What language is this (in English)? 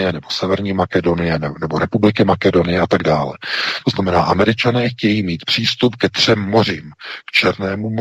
Czech